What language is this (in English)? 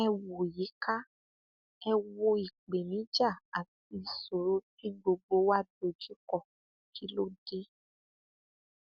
Yoruba